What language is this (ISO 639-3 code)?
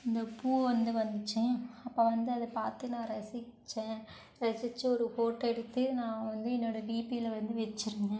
tam